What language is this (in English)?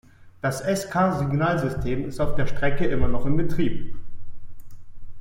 German